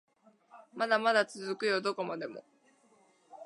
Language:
Japanese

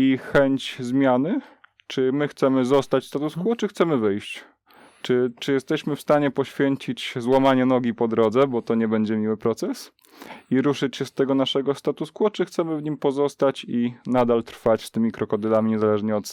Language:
Polish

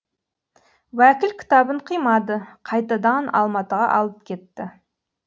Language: Kazakh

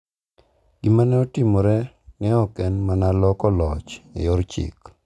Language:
Luo (Kenya and Tanzania)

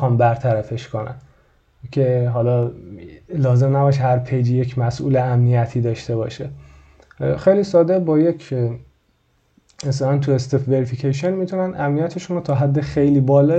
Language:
Persian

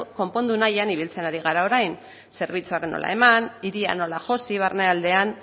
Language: Basque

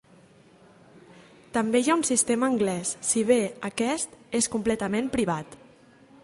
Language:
Catalan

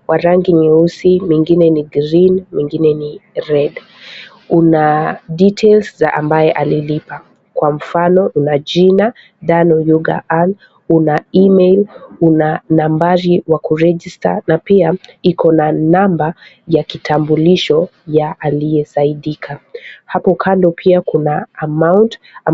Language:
Swahili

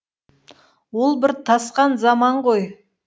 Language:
Kazakh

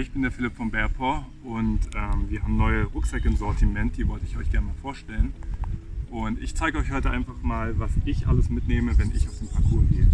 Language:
German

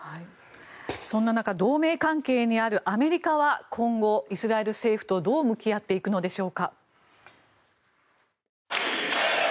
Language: Japanese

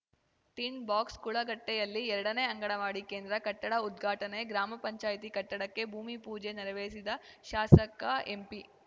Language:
Kannada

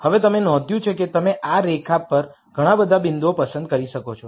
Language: Gujarati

